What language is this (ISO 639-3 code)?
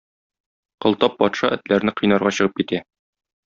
tat